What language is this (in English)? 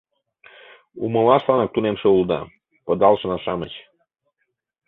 Mari